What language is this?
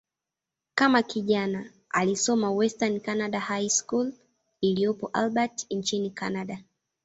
Swahili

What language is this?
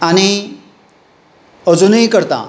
Konkani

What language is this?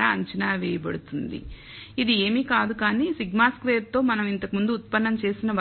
Telugu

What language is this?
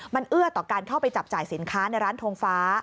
Thai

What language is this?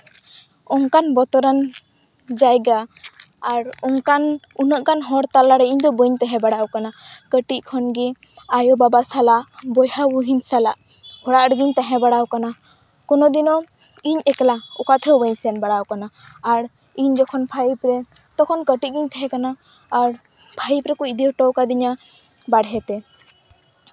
Santali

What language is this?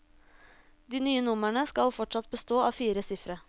Norwegian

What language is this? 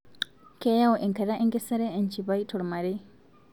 Masai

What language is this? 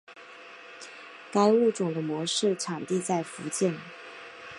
Chinese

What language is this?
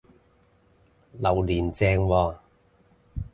Cantonese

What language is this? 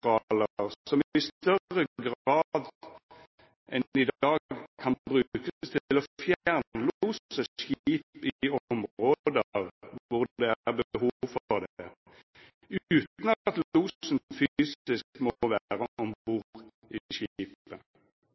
Norwegian Nynorsk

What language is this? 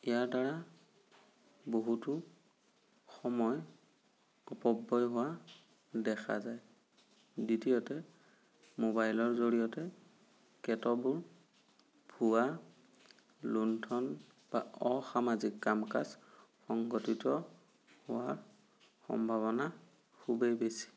Assamese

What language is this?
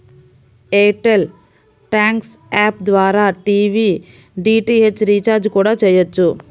Telugu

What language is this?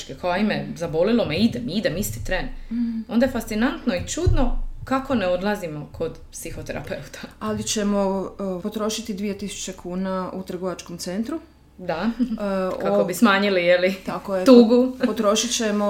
Croatian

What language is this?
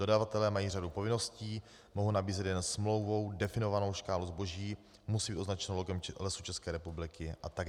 Czech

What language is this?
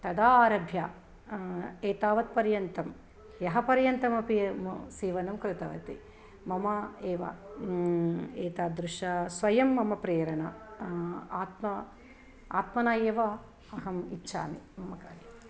Sanskrit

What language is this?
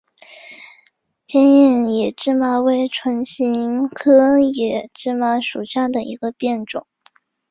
Chinese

